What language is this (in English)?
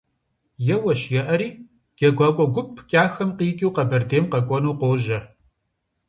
Kabardian